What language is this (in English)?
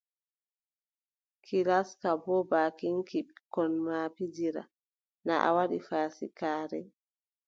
Adamawa Fulfulde